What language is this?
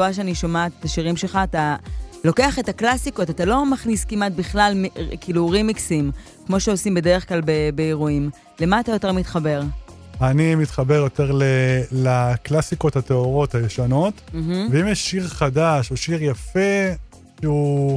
Hebrew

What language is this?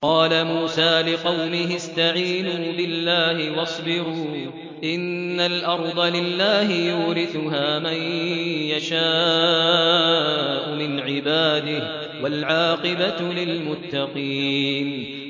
Arabic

